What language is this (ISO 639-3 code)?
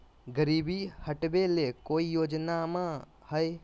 mag